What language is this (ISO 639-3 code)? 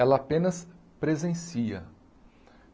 por